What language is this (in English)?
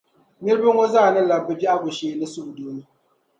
Dagbani